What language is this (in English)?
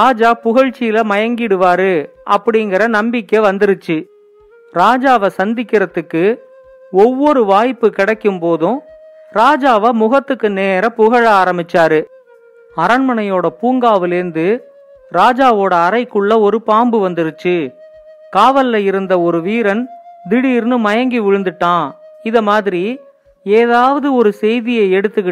Tamil